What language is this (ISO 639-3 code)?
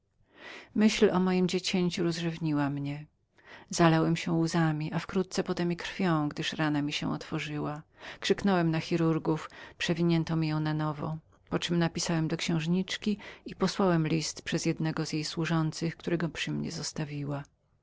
pol